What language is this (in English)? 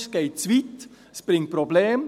Swiss German